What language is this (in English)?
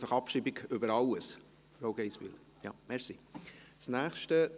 Swiss German